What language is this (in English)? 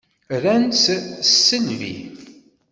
Kabyle